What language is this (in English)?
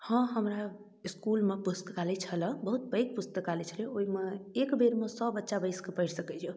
Maithili